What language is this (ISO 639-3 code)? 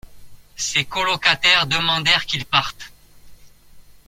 fra